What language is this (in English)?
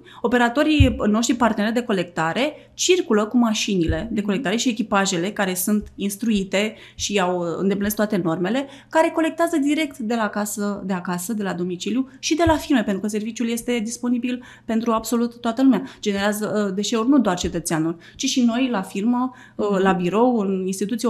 Romanian